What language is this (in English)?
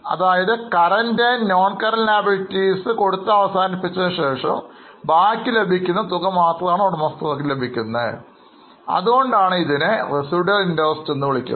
Malayalam